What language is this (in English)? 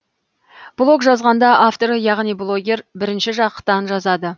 Kazakh